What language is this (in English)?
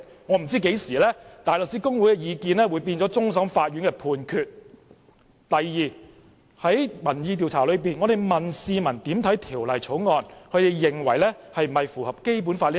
Cantonese